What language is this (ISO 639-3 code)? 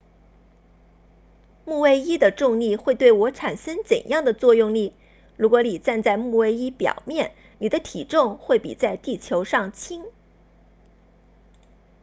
zho